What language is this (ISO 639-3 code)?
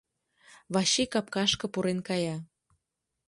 chm